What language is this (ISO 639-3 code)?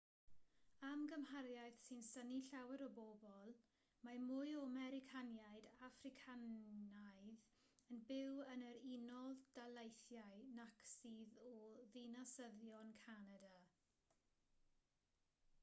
cym